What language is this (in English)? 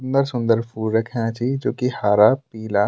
Garhwali